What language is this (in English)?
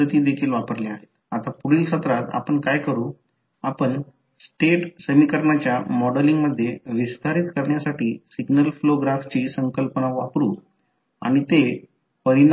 Marathi